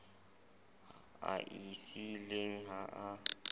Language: Southern Sotho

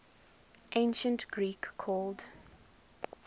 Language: English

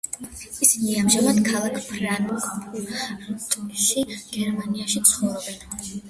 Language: Georgian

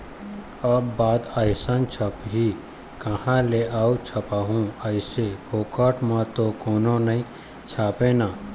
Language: Chhattisgarhi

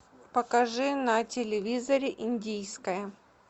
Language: Russian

